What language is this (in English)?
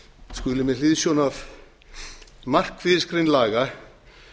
Icelandic